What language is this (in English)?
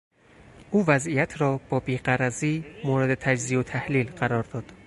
Persian